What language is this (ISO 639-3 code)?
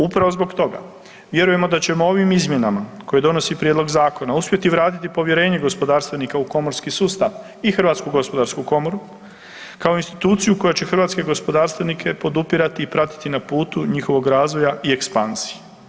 hrv